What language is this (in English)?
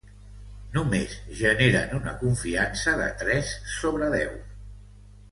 Catalan